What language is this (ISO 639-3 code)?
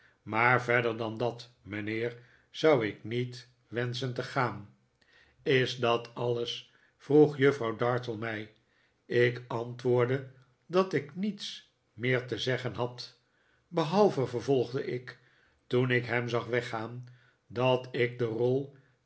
nld